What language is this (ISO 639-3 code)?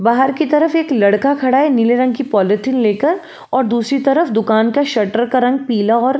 hin